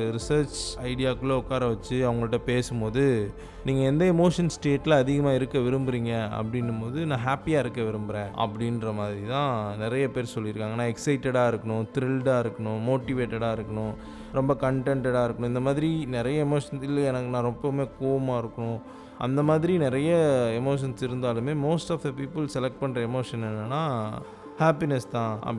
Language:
Tamil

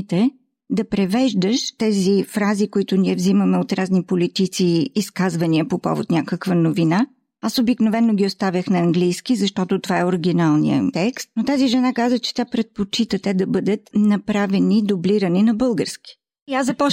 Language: Bulgarian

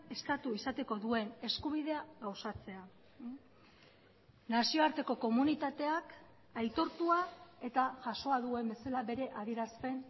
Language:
Basque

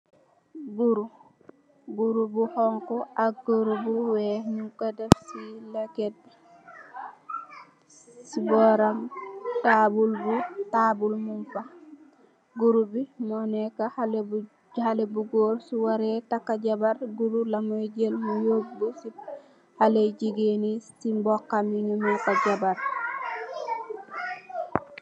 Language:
Wolof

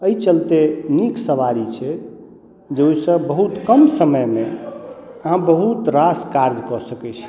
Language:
Maithili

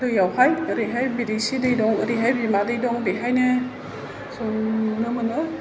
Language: Bodo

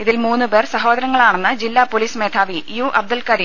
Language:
Malayalam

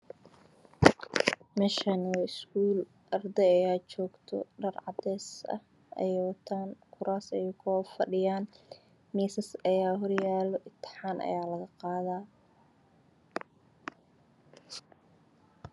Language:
Somali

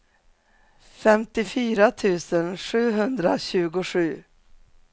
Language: Swedish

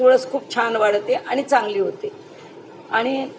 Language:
Marathi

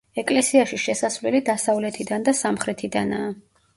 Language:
Georgian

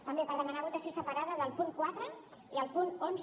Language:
Catalan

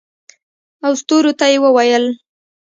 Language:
Pashto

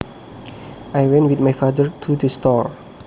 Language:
Javanese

